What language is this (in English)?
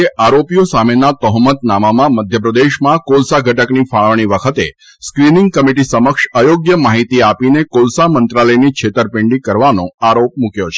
Gujarati